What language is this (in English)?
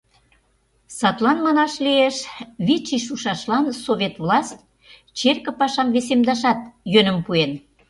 Mari